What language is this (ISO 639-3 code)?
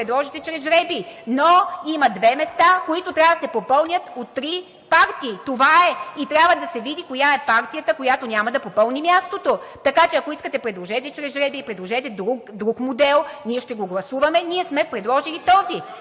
bul